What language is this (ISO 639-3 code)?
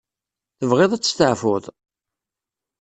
kab